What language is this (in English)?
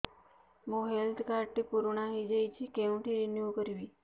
Odia